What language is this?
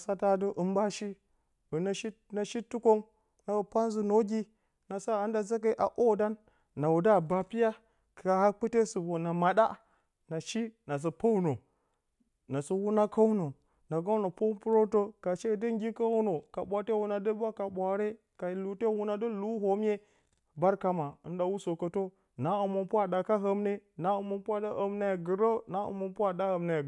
Bacama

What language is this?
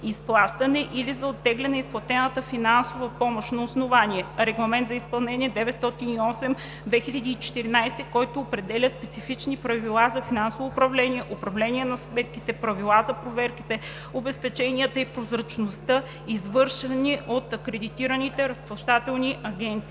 Bulgarian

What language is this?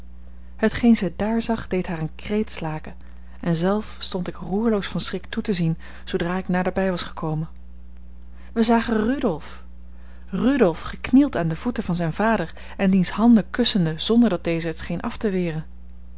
Dutch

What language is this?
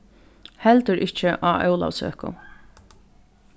Faroese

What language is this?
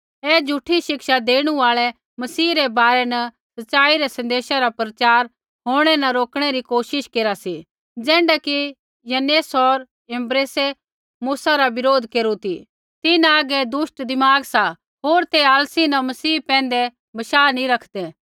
Kullu Pahari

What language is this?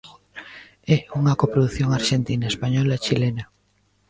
Galician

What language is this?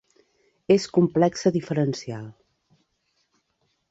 Catalan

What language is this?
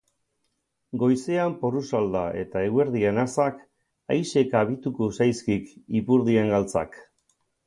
Basque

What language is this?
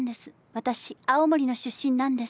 Japanese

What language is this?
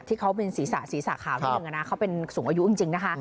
Thai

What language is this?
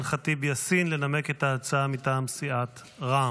Hebrew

